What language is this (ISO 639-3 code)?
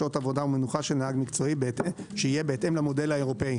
heb